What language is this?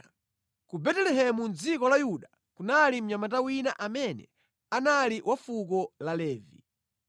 Nyanja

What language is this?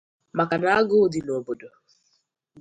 Igbo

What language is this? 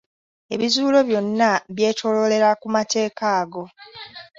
Ganda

